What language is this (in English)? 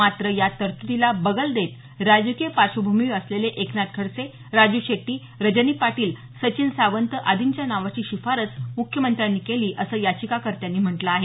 Marathi